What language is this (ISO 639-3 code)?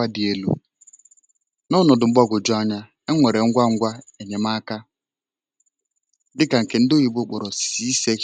ibo